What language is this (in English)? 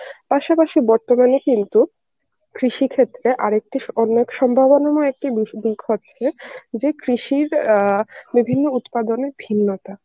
Bangla